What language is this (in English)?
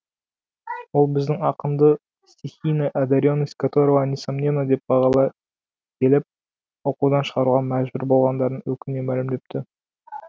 Kazakh